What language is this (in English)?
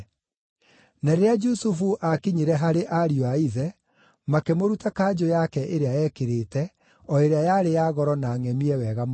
Kikuyu